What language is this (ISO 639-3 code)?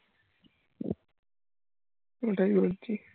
ben